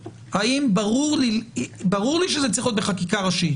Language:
Hebrew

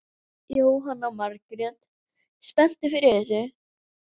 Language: Icelandic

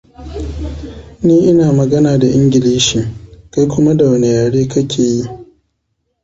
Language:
Hausa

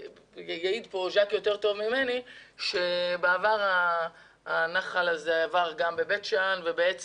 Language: Hebrew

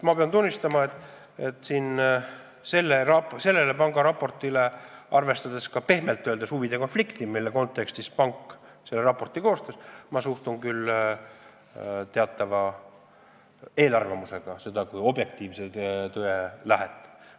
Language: Estonian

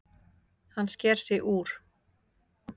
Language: Icelandic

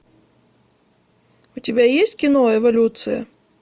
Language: Russian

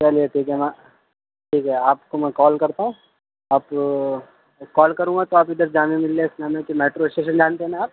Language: Urdu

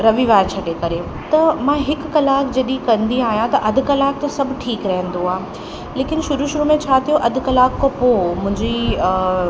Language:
Sindhi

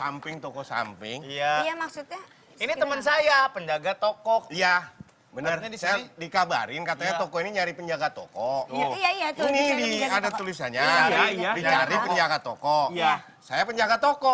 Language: Indonesian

